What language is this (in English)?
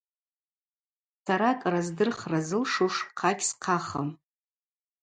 Abaza